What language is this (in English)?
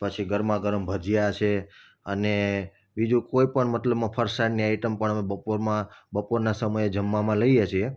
Gujarati